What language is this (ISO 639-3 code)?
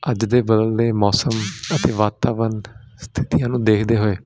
pan